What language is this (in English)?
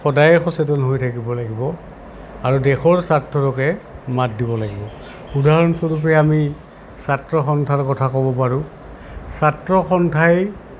Assamese